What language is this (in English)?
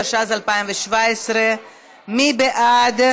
Hebrew